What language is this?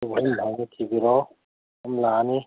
Manipuri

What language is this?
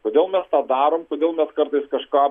Lithuanian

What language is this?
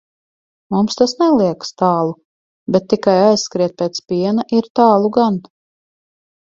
Latvian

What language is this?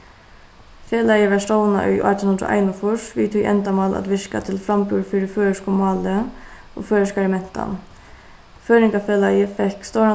Faroese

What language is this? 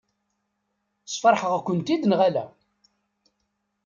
Kabyle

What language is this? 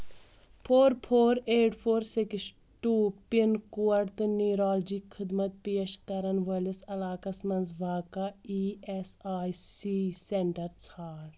Kashmiri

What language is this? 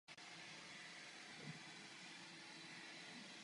Czech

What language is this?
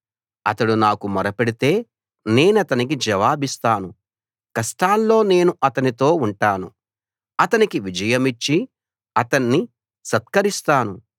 Telugu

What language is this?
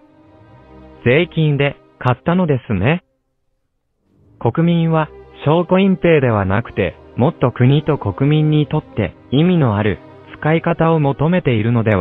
Japanese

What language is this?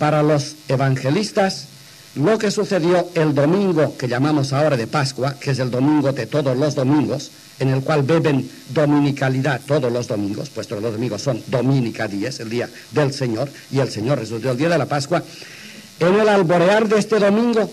Spanish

